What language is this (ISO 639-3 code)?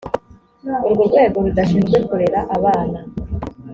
kin